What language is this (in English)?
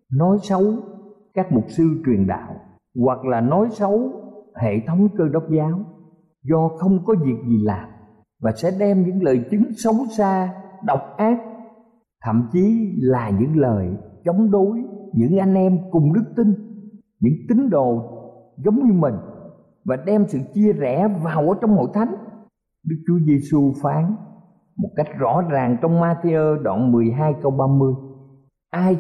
Vietnamese